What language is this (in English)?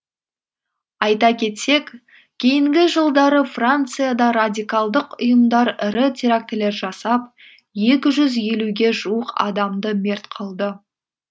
Kazakh